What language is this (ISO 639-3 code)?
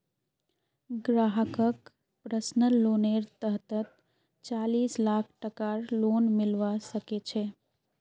mag